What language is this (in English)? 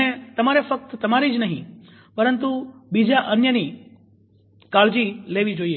Gujarati